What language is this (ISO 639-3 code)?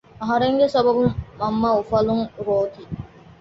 div